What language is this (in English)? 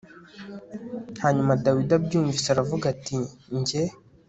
Kinyarwanda